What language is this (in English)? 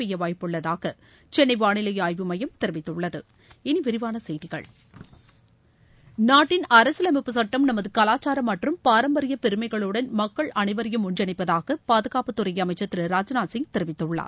Tamil